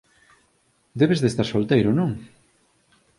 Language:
Galician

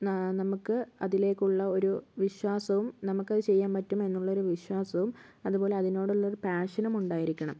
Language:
Malayalam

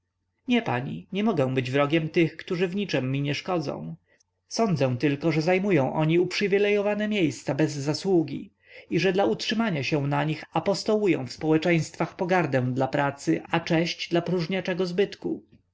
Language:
Polish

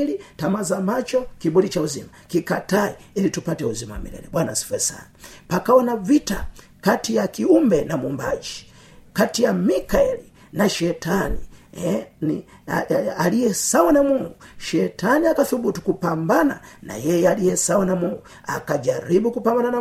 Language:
Swahili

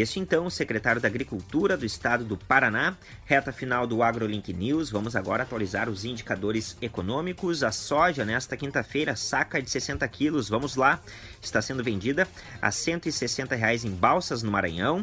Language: Portuguese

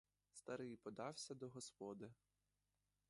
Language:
Ukrainian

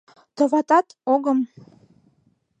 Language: Mari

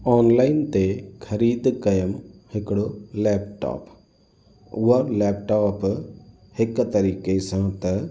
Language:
Sindhi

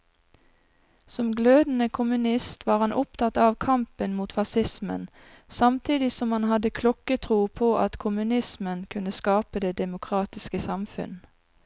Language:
Norwegian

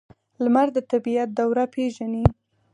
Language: Pashto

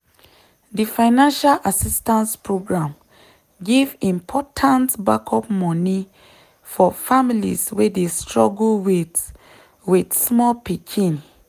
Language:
Nigerian Pidgin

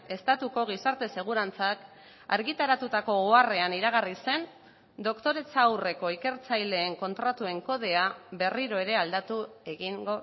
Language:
Basque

